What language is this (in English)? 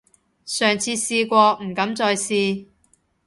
Cantonese